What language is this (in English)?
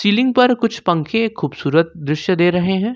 Hindi